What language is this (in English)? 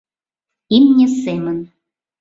Mari